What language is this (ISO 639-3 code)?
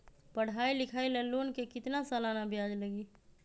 mag